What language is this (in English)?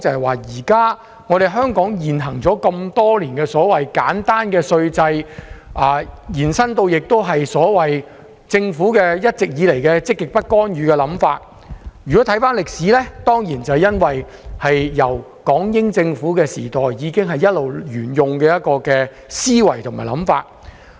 Cantonese